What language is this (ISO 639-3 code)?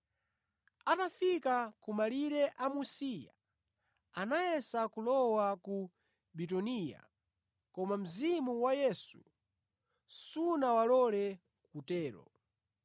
nya